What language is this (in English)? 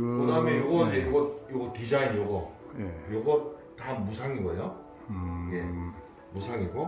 Korean